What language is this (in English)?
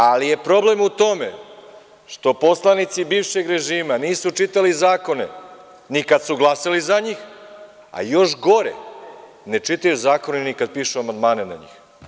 Serbian